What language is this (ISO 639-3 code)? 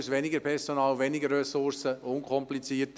gsw